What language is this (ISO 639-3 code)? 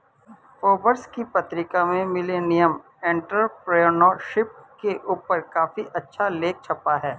hin